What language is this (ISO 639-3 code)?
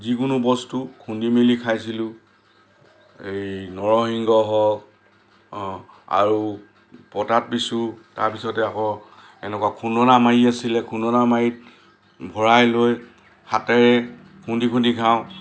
asm